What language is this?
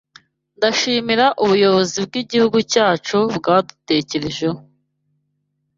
Kinyarwanda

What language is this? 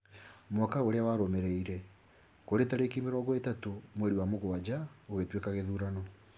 Kikuyu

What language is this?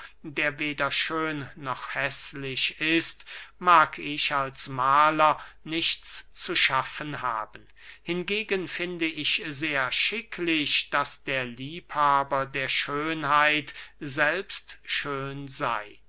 German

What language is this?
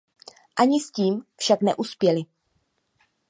Czech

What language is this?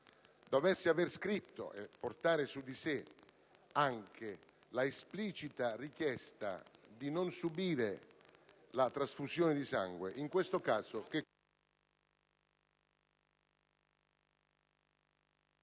Italian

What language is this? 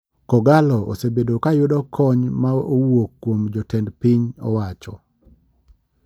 Luo (Kenya and Tanzania)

